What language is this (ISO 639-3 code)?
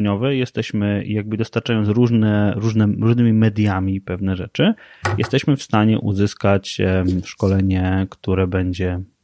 pol